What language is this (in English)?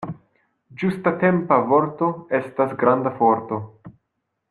Esperanto